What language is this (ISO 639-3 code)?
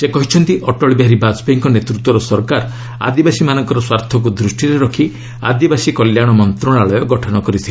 ori